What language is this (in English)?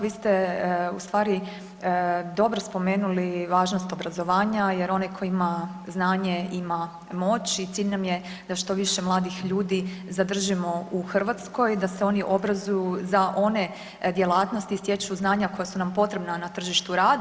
Croatian